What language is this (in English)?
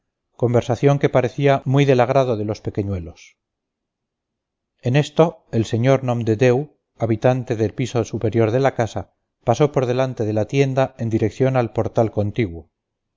Spanish